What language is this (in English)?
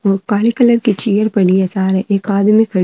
Marwari